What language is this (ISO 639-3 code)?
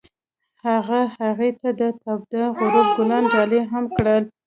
pus